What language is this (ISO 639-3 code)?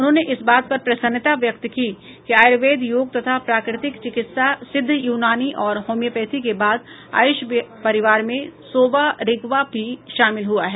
hin